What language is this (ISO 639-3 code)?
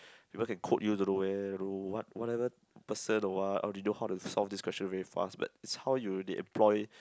eng